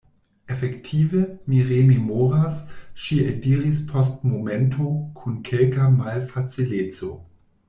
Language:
Esperanto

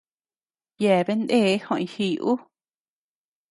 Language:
Tepeuxila Cuicatec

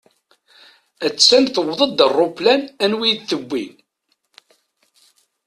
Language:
Kabyle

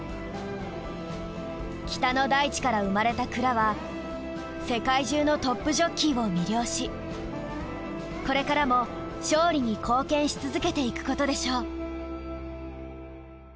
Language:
Japanese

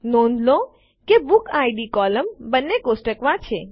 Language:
Gujarati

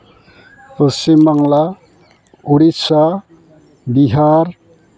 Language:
Santali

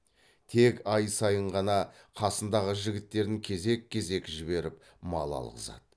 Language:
Kazakh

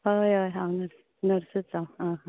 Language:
Konkani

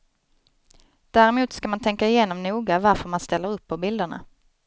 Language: Swedish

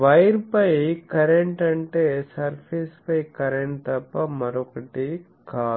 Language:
Telugu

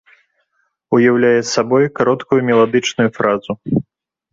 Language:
Belarusian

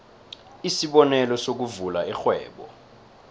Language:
South Ndebele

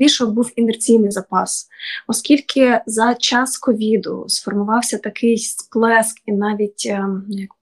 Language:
Ukrainian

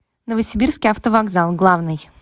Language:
Russian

